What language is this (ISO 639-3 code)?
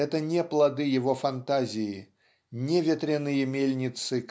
rus